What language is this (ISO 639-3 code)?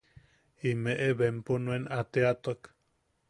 yaq